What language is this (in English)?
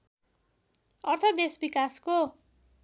Nepali